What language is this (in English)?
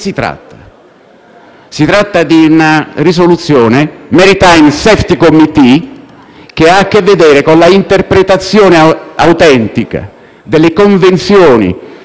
Italian